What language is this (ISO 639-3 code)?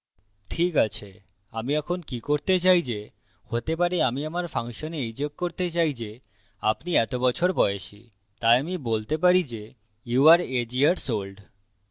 ben